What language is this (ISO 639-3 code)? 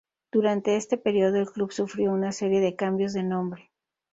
spa